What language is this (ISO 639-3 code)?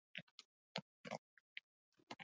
eus